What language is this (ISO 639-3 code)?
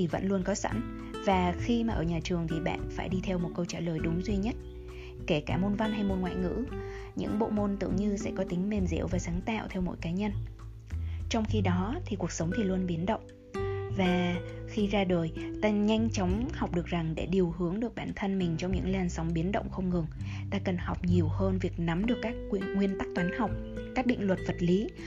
vie